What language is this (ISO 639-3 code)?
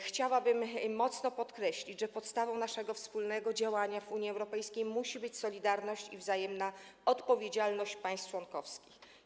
pol